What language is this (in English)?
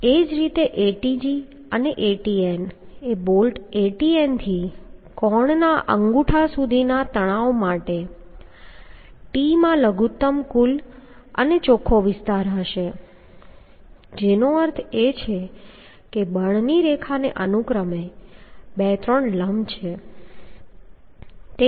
Gujarati